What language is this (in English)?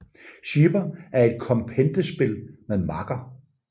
Danish